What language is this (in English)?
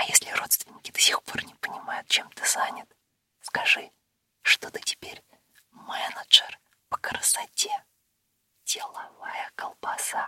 Russian